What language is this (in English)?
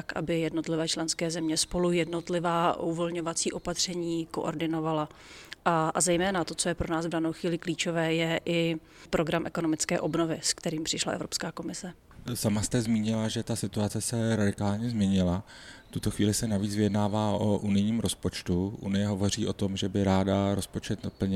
Czech